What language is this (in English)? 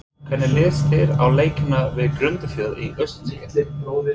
Icelandic